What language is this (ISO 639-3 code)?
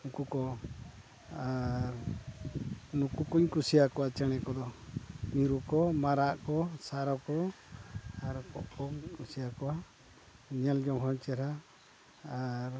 sat